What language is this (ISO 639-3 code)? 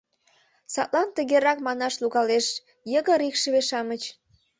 chm